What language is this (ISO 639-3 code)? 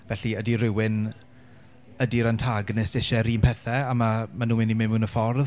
cym